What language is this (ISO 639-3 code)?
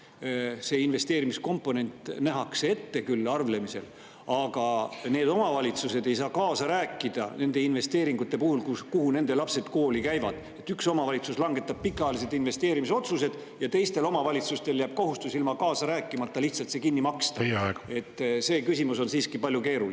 est